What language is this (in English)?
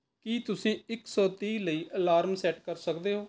Punjabi